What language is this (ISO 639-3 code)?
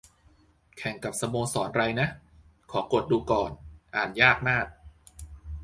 tha